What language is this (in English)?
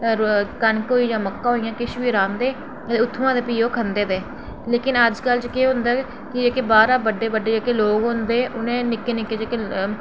Dogri